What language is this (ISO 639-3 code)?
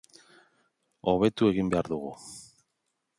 eus